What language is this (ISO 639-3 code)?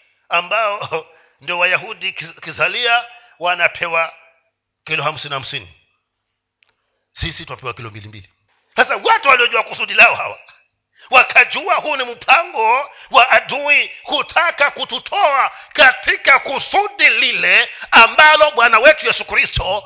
swa